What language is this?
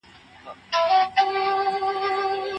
Pashto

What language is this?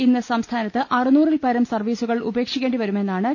Malayalam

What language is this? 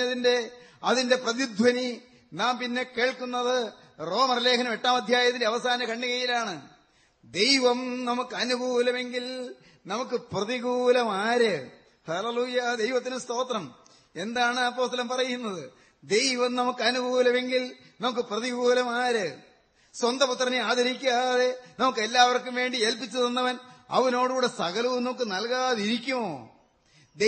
Malayalam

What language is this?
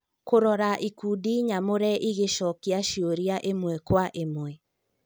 Kikuyu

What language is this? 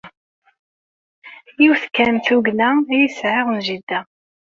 Kabyle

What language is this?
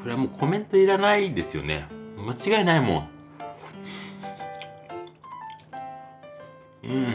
Japanese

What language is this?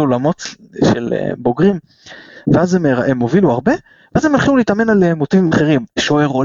Hebrew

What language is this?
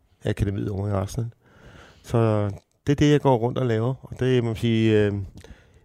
Danish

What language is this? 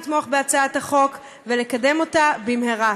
Hebrew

